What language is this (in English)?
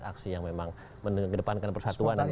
Indonesian